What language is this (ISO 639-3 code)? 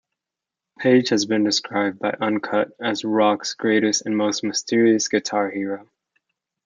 eng